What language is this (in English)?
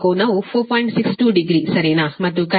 Kannada